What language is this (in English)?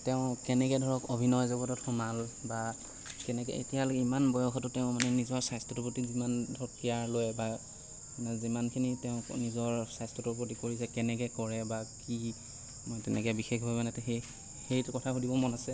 Assamese